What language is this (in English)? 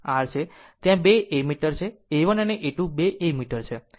Gujarati